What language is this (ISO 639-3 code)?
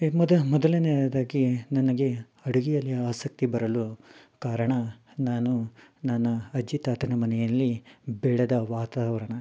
kan